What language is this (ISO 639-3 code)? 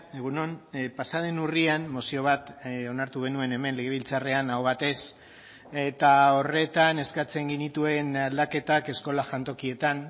eus